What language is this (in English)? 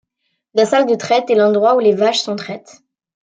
French